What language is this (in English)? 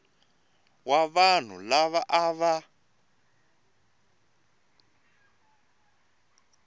Tsonga